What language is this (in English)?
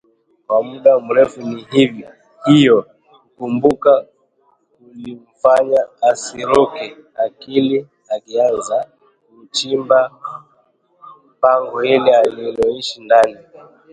Swahili